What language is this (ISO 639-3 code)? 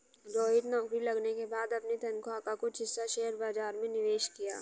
hin